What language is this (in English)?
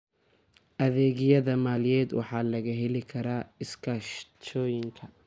Somali